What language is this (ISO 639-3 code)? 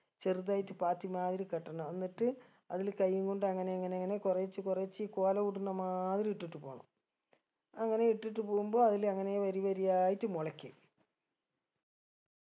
mal